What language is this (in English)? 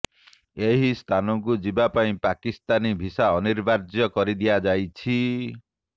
Odia